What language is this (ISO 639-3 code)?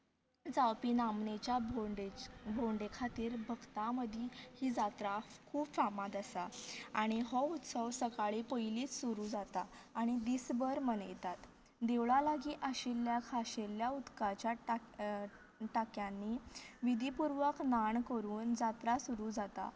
kok